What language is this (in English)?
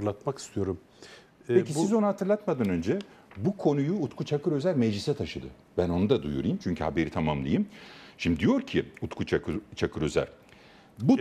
Turkish